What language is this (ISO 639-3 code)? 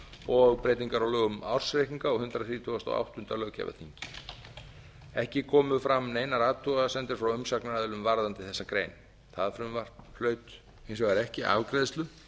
isl